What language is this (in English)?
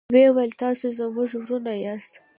Pashto